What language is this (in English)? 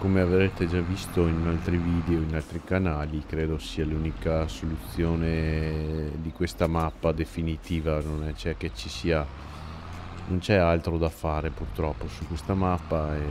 Italian